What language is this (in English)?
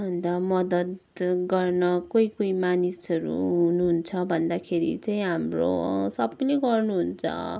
Nepali